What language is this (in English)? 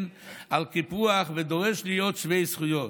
Hebrew